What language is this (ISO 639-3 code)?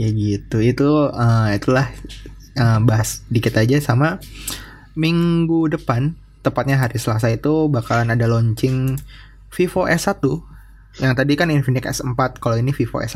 ind